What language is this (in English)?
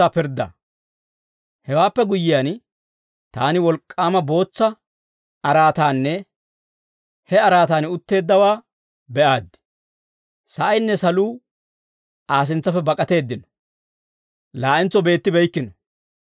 Dawro